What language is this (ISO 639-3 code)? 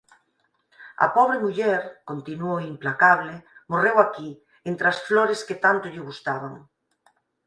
glg